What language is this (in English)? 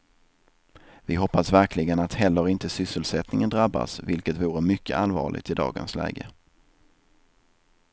Swedish